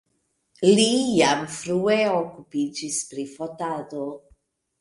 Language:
Esperanto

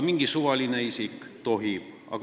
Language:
Estonian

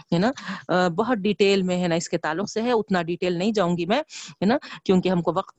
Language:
Urdu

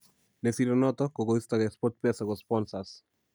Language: Kalenjin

